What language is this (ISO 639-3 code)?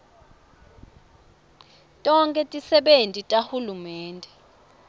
ssw